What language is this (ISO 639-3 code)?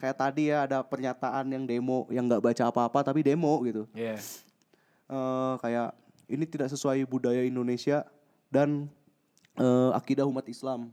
ind